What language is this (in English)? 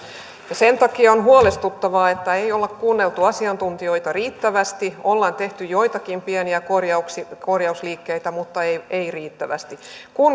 Finnish